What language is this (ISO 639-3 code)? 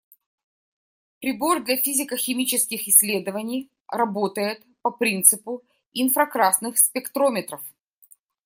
rus